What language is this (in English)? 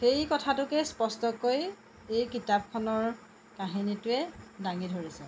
Assamese